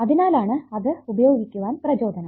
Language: Malayalam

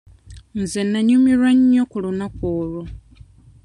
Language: Ganda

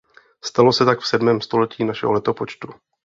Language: Czech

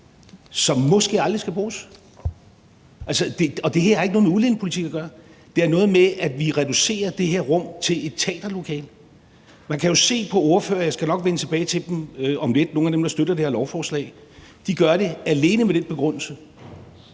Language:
Danish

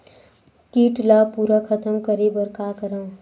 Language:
Chhattisgarhi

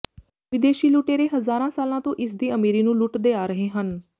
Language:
Punjabi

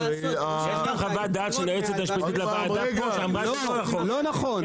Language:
Hebrew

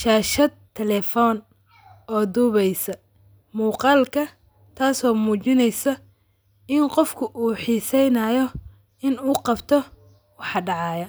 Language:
Somali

